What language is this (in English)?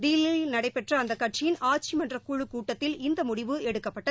Tamil